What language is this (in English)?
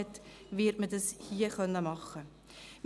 Swiss German